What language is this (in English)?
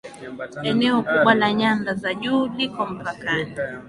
Swahili